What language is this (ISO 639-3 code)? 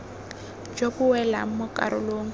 tsn